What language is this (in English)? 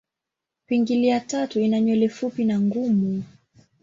Swahili